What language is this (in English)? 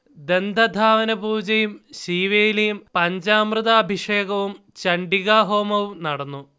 Malayalam